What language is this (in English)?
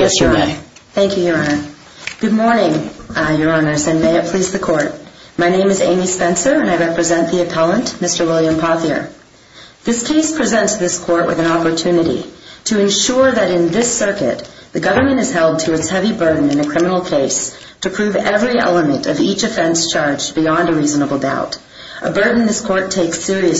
English